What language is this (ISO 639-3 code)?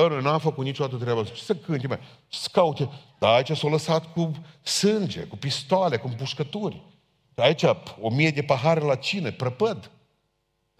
ron